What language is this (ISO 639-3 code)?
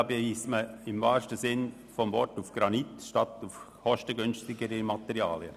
gsw